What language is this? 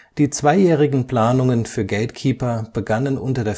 German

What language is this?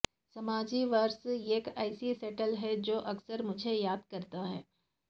Urdu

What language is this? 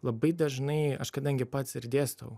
Lithuanian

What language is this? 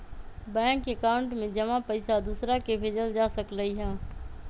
Magahi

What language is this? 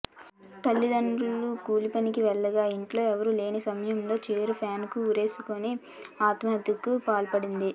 Telugu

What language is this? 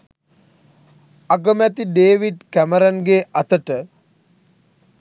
Sinhala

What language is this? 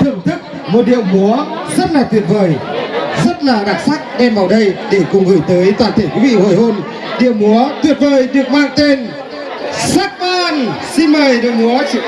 Vietnamese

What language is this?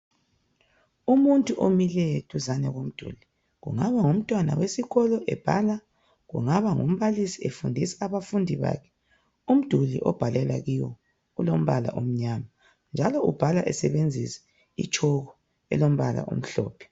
North Ndebele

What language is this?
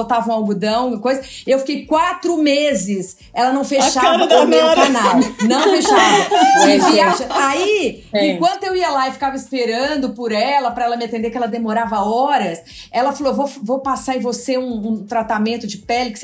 Portuguese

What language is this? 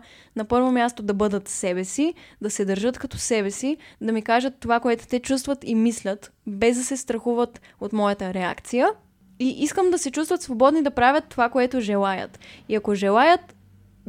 Bulgarian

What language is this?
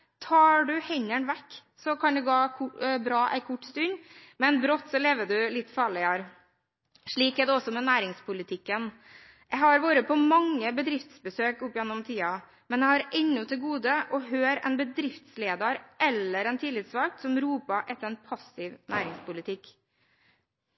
Norwegian Bokmål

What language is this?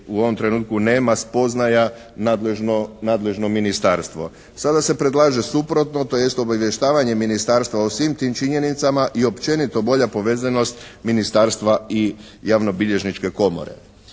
Croatian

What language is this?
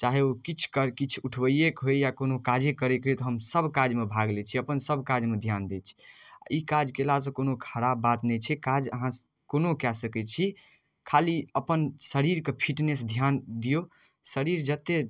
Maithili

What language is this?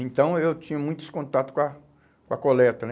Portuguese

